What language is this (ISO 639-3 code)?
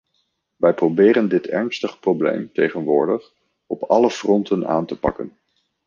nld